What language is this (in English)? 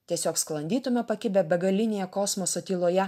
Lithuanian